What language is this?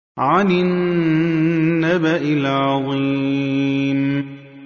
Arabic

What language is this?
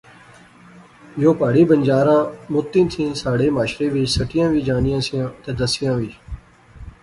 Pahari-Potwari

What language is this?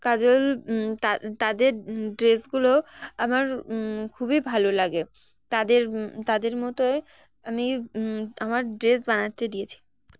Bangla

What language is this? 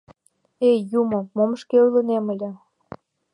Mari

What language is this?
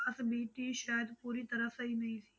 Punjabi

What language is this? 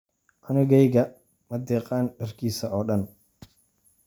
Somali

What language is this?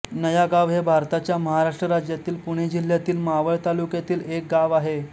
Marathi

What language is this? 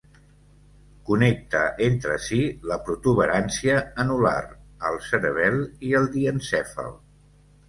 Catalan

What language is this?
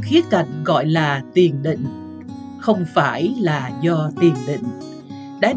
Vietnamese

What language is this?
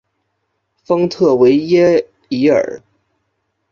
Chinese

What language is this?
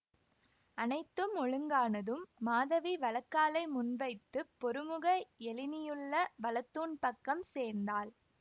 Tamil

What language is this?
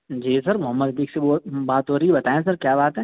Urdu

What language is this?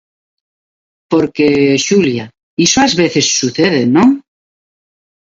Galician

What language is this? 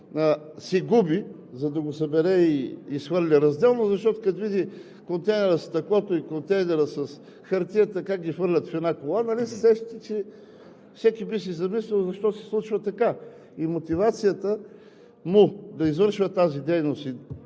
Bulgarian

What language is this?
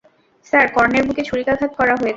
Bangla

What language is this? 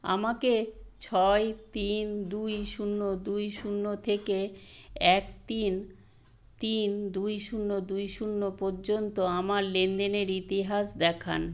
Bangla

